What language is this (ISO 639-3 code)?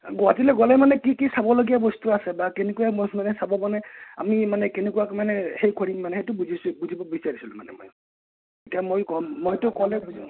asm